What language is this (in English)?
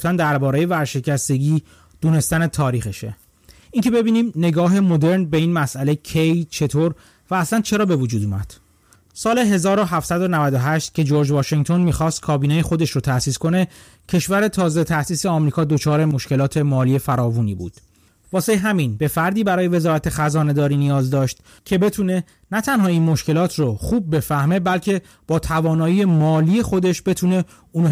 Persian